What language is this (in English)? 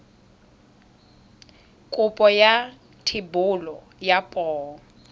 Tswana